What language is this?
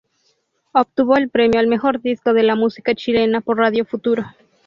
Spanish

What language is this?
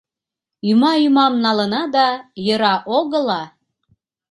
Mari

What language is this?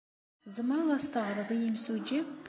Kabyle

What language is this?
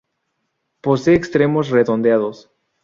Spanish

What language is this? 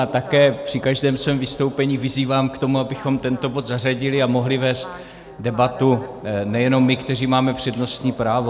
Czech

